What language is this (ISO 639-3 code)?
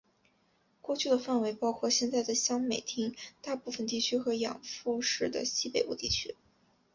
zho